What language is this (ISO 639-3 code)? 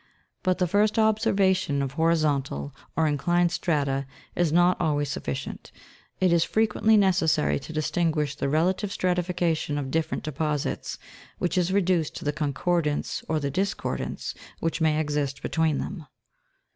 eng